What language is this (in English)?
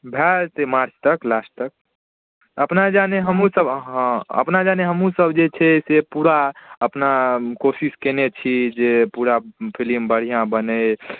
Maithili